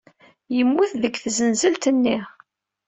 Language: Kabyle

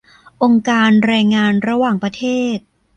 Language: Thai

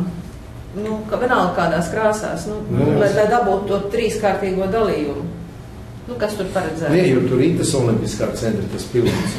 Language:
Latvian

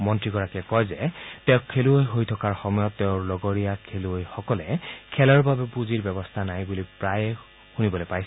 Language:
Assamese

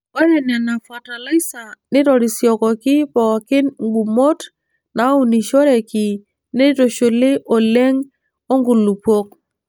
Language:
Masai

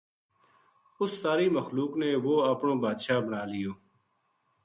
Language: Gujari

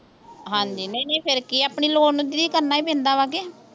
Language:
Punjabi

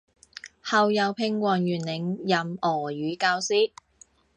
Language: Chinese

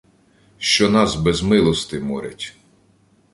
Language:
Ukrainian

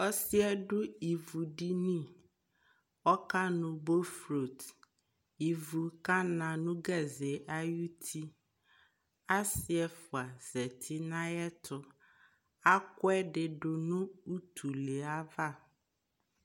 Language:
Ikposo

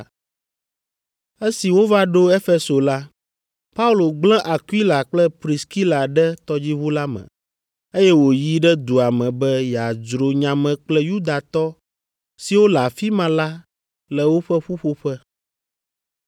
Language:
Ewe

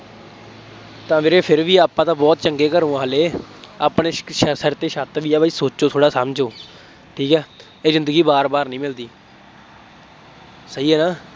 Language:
Punjabi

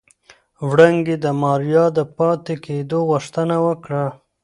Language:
Pashto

